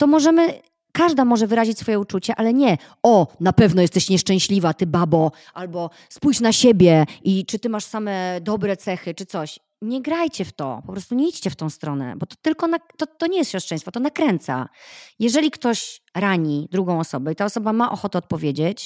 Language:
Polish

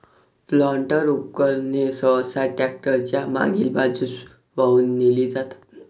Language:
Marathi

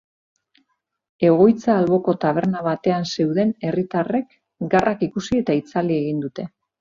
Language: Basque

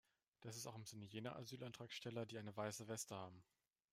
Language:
German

